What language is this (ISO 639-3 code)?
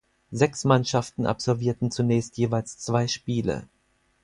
deu